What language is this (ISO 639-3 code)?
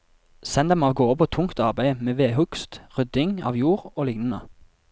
nor